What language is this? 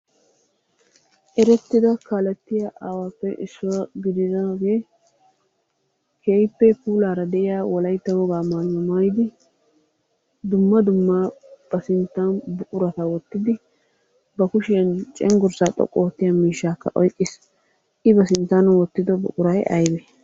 Wolaytta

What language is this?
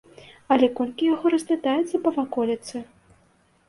Belarusian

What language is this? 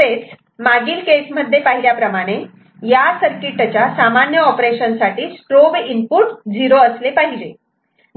Marathi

